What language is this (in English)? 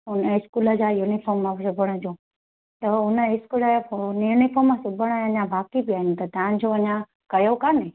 Sindhi